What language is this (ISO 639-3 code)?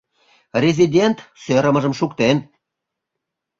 chm